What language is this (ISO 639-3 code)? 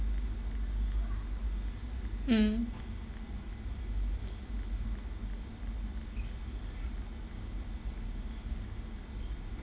eng